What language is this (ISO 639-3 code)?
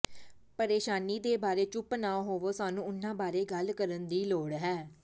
pan